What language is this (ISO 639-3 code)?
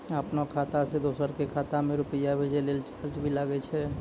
mai